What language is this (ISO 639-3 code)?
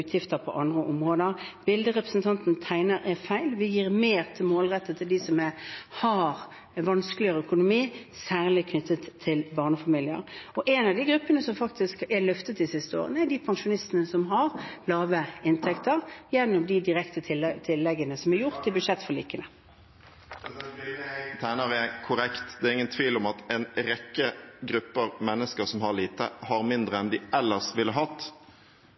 nor